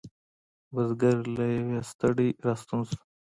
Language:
Pashto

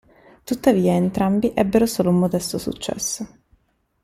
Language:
Italian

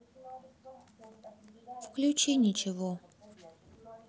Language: Russian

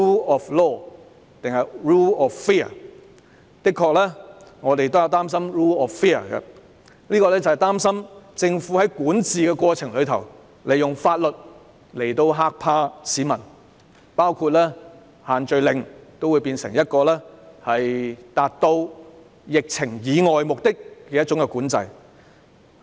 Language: Cantonese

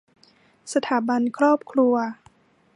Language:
Thai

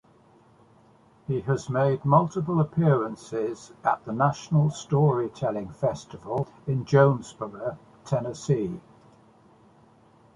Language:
English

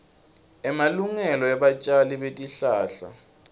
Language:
Swati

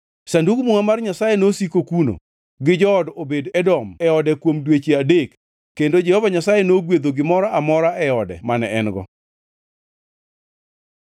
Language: Luo (Kenya and Tanzania)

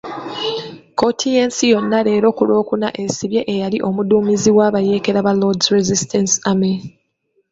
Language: Ganda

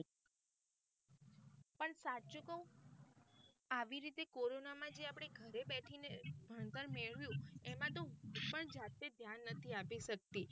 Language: Gujarati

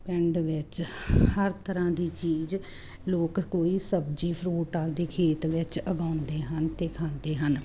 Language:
Punjabi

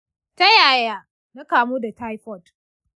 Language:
Hausa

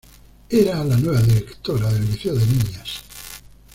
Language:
Spanish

